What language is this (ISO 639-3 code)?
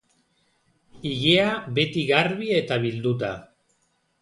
eus